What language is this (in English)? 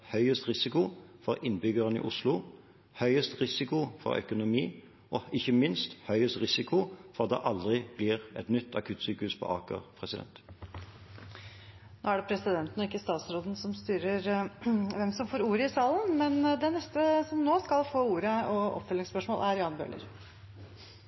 Norwegian